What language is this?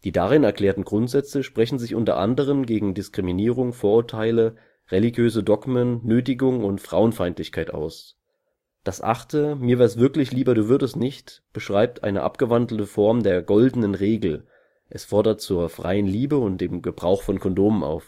German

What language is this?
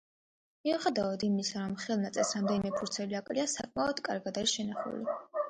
Georgian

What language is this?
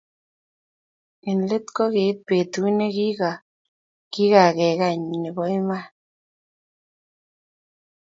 Kalenjin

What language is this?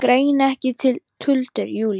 Icelandic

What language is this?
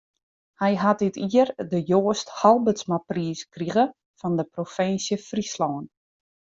Western Frisian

